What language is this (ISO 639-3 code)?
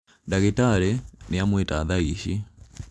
kik